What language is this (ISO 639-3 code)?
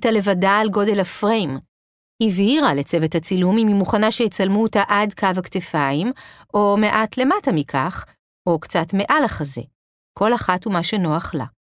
heb